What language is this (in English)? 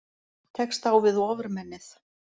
Icelandic